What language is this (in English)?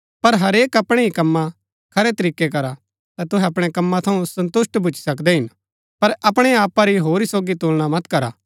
Gaddi